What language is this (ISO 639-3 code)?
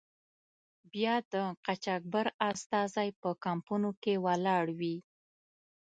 pus